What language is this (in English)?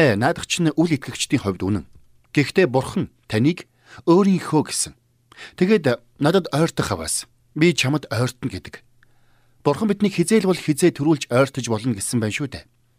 Turkish